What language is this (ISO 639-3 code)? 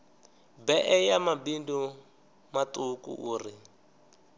ven